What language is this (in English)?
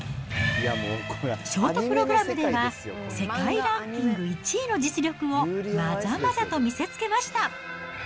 Japanese